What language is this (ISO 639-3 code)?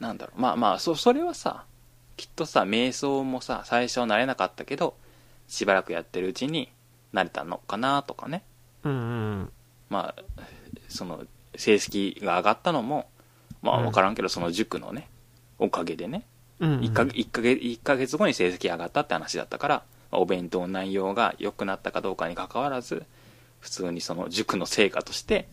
jpn